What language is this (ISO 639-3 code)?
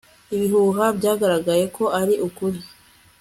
kin